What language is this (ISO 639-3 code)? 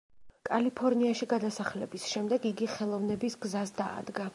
kat